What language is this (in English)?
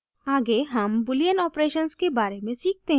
Hindi